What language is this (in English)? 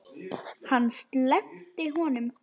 Icelandic